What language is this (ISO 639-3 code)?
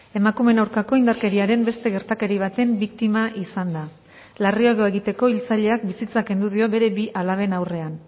eus